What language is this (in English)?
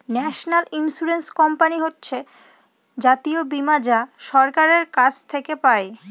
Bangla